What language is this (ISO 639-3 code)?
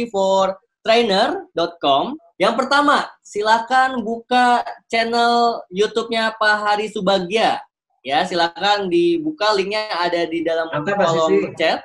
ind